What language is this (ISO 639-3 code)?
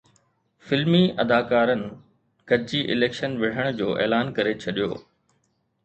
snd